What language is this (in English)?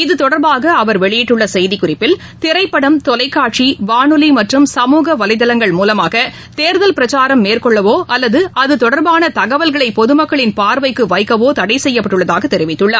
Tamil